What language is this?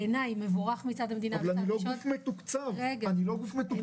Hebrew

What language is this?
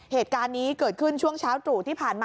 Thai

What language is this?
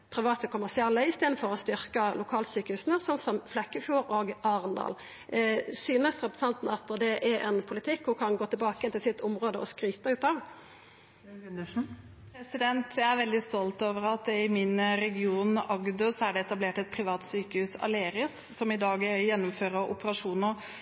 Norwegian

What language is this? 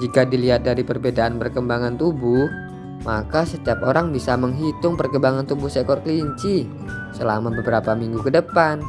Indonesian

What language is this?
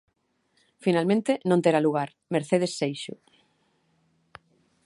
Galician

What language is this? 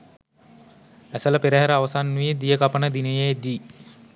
Sinhala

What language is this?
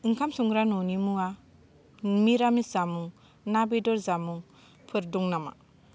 Bodo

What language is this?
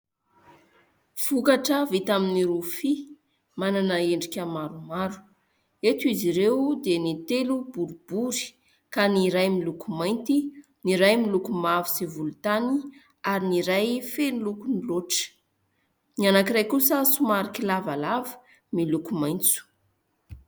Malagasy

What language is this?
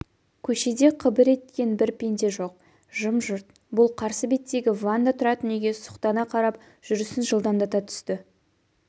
Kazakh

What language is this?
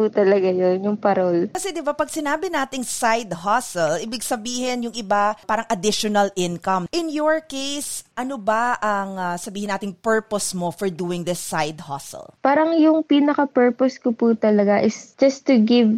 Filipino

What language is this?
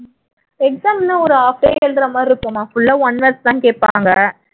Tamil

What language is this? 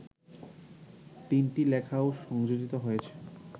Bangla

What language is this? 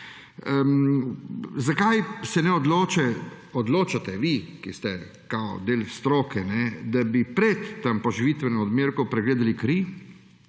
Slovenian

